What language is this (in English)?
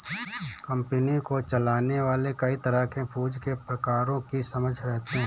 Hindi